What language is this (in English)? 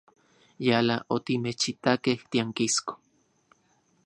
Central Puebla Nahuatl